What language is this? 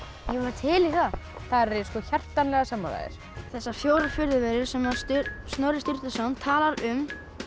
Icelandic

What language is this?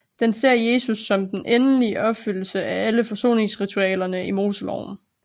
Danish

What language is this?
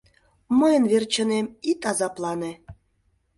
Mari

